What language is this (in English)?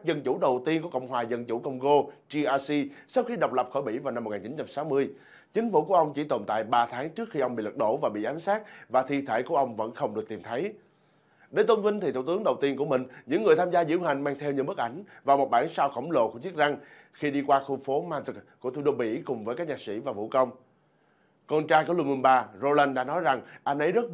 Vietnamese